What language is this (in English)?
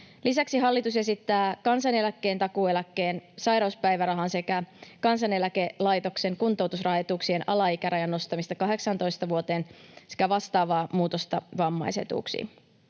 Finnish